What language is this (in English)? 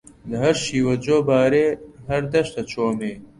Central Kurdish